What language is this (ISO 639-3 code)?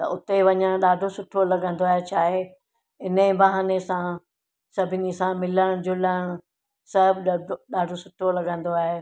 snd